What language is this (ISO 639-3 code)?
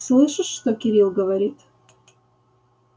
rus